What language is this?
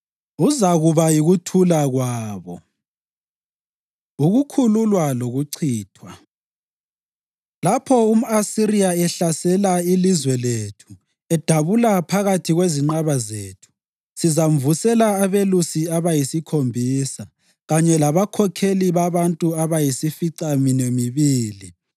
North Ndebele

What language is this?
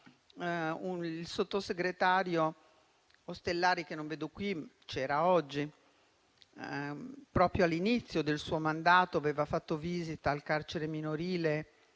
Italian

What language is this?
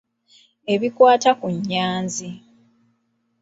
Ganda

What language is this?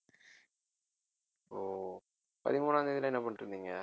Tamil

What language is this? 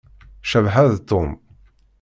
Kabyle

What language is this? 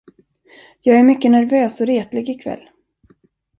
Swedish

